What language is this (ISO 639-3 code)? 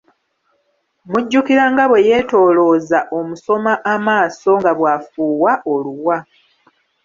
lug